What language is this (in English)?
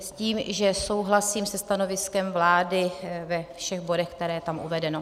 Czech